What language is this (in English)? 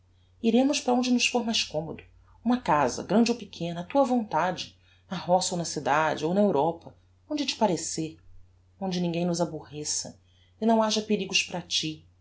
Portuguese